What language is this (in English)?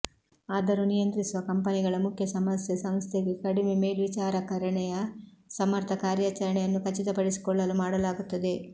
Kannada